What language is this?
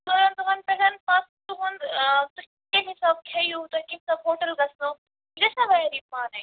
Kashmiri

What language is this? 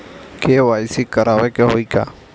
Bhojpuri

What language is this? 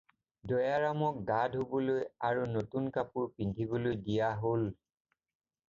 Assamese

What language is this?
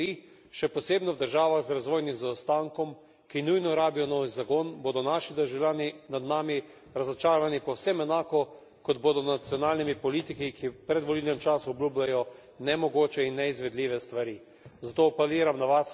Slovenian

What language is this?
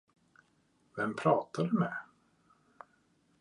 Swedish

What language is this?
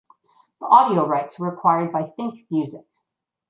English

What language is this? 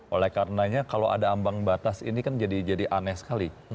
Indonesian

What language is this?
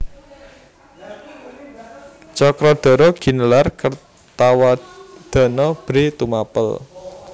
Javanese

